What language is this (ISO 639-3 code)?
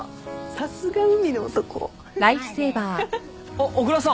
jpn